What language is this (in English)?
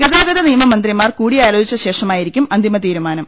Malayalam